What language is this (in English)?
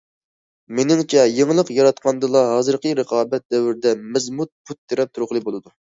Uyghur